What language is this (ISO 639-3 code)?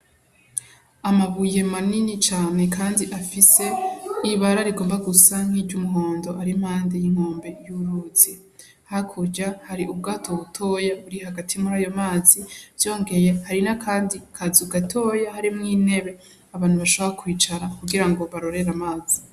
run